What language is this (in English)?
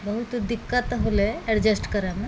Maithili